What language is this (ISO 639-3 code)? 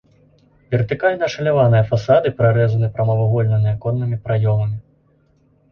bel